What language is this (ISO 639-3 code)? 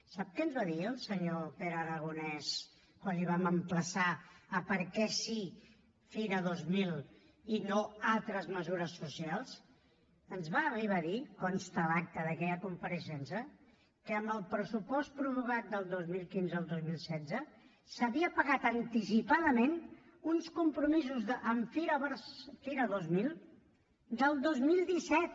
cat